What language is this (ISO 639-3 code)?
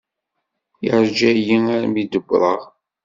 kab